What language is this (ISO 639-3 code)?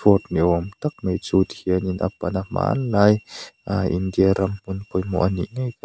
lus